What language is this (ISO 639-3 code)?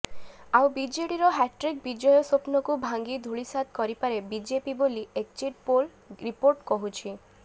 ori